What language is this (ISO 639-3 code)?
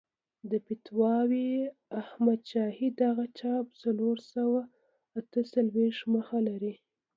pus